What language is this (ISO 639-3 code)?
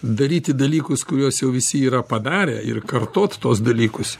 lit